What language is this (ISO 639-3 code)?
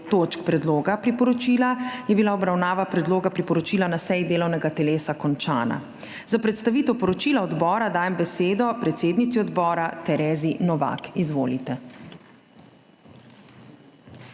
slv